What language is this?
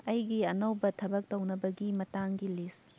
Manipuri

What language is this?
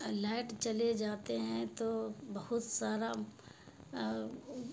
Urdu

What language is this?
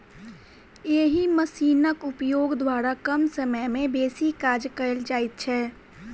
Maithili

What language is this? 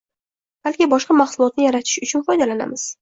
Uzbek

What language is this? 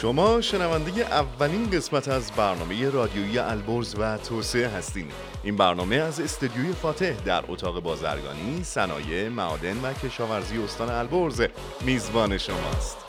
Persian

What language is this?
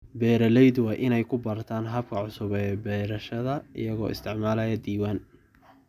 Somali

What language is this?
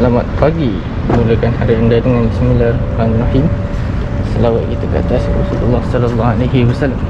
Malay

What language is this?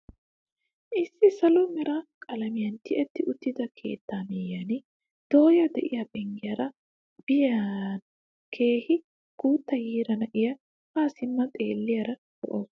Wolaytta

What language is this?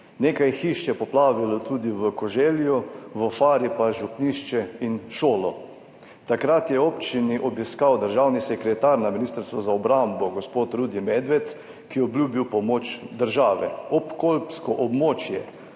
Slovenian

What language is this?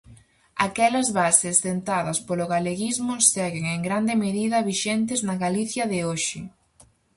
Galician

